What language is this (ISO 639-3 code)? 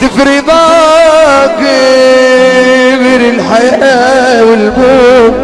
ara